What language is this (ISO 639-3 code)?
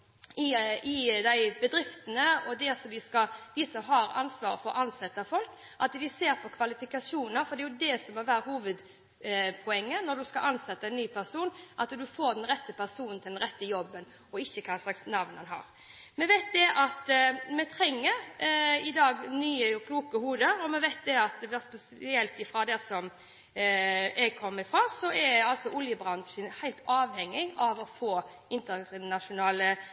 nob